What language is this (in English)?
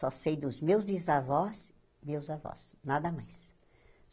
Portuguese